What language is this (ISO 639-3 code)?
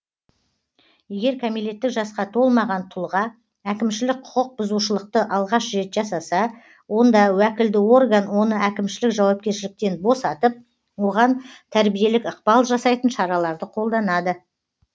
kaz